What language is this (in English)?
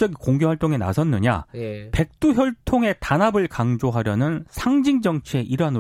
Korean